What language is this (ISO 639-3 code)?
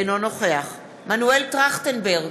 heb